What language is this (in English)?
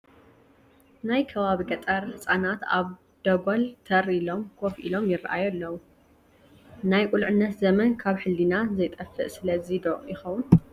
Tigrinya